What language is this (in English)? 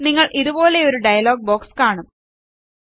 Malayalam